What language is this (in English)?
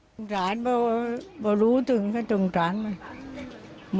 Thai